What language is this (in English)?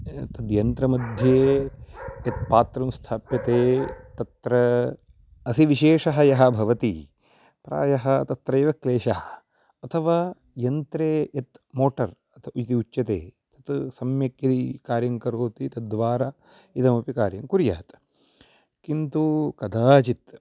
Sanskrit